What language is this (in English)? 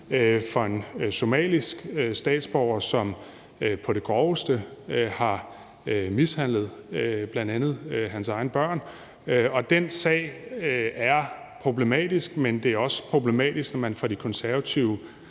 Danish